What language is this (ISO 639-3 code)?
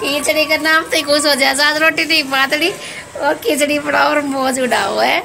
hin